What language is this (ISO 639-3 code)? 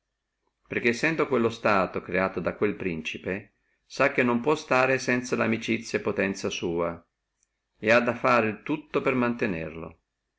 ita